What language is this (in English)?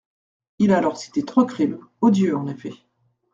French